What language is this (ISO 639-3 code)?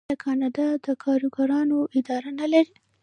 pus